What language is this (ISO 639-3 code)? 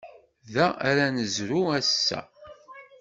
kab